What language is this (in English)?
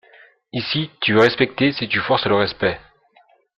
French